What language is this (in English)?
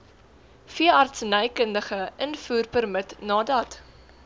Afrikaans